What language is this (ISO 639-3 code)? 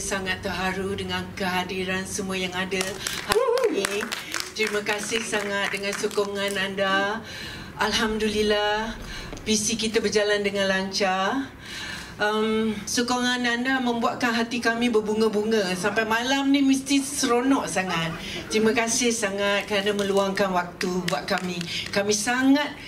msa